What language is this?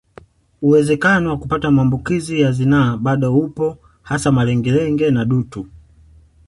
Swahili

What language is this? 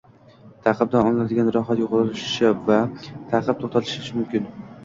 Uzbek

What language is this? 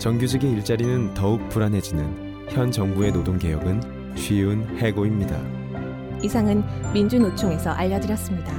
Korean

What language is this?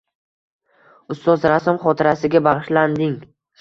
Uzbek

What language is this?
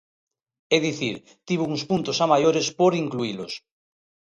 Galician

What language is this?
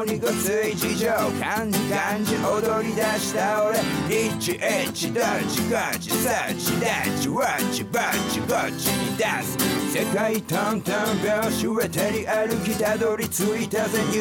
Japanese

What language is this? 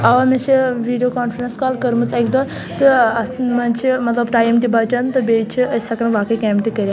Kashmiri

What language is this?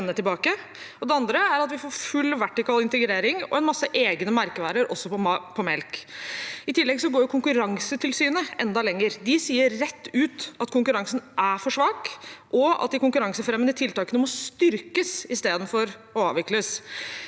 Norwegian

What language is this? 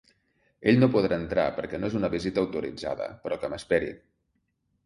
Catalan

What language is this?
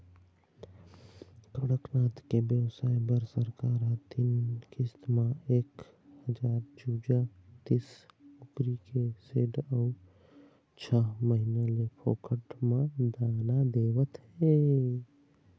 Chhattisgarhi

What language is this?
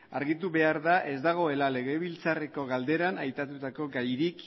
Basque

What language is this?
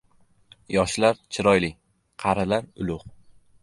Uzbek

